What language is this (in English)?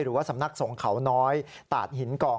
Thai